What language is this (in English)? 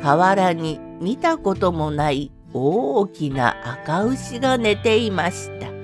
Japanese